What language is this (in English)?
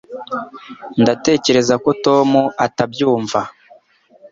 Kinyarwanda